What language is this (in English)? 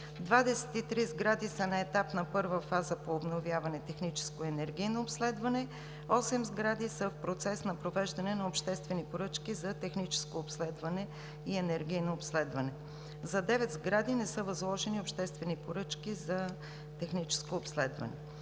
Bulgarian